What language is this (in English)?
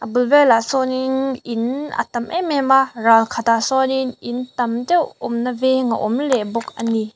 Mizo